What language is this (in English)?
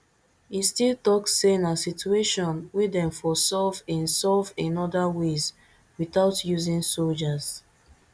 Nigerian Pidgin